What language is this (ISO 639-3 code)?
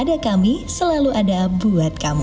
ind